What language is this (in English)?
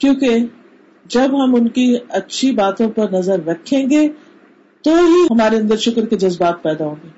Urdu